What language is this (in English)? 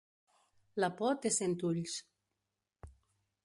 Catalan